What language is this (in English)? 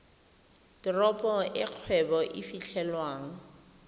Tswana